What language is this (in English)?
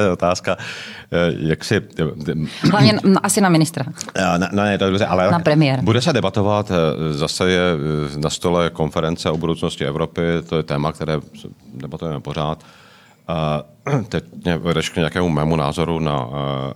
Czech